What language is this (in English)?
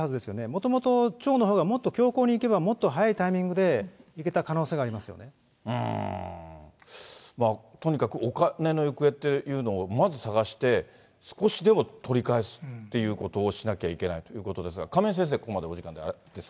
Japanese